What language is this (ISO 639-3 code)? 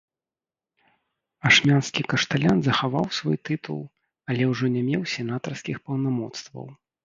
bel